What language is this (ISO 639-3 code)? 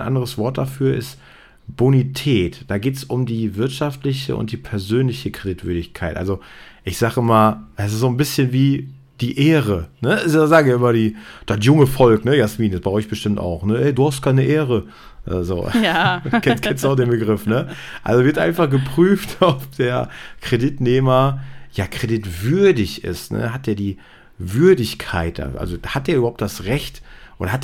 deu